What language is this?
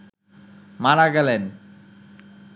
Bangla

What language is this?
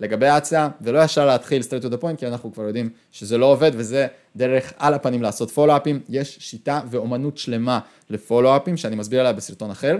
Hebrew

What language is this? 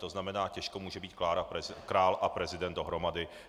Czech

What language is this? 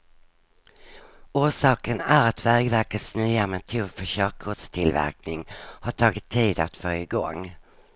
Swedish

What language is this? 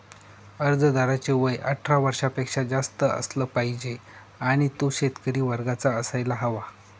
Marathi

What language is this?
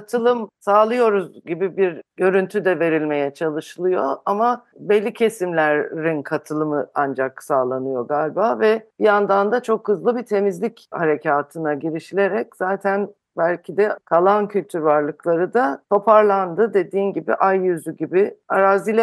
Turkish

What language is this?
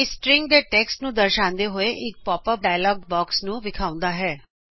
Punjabi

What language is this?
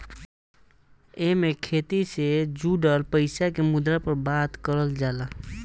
Bhojpuri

